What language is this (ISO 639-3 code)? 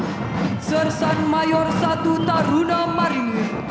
ind